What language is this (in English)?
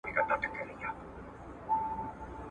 Pashto